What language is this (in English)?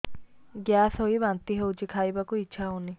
Odia